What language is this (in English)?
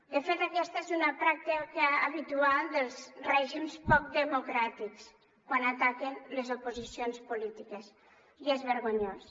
Catalan